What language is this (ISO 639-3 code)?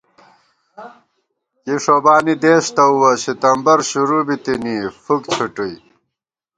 gwt